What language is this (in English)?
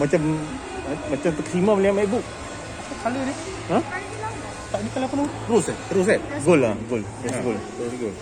Malay